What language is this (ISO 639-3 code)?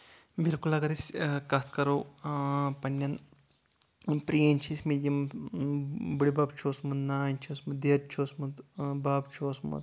kas